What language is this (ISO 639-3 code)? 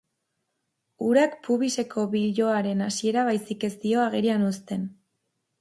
eus